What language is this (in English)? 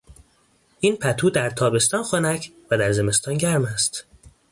Persian